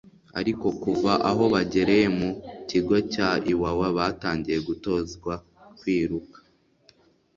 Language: Kinyarwanda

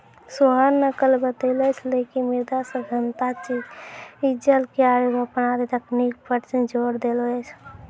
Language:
Maithili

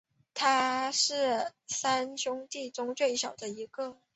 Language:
Chinese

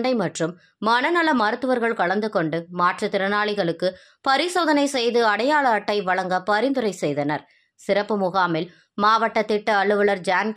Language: Tamil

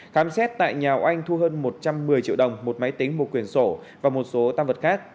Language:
Vietnamese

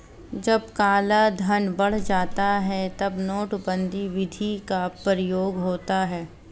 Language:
Hindi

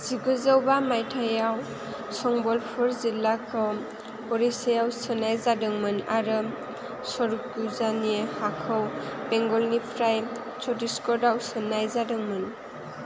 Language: Bodo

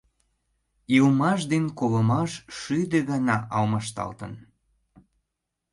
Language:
Mari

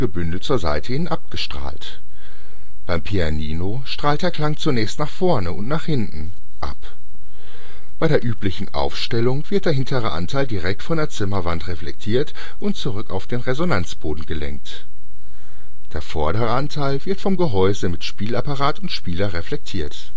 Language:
German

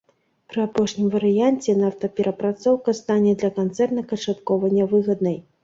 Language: Belarusian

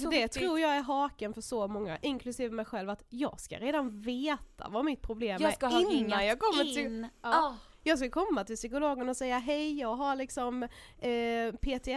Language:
Swedish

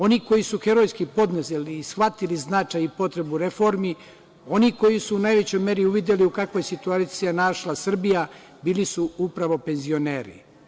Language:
Serbian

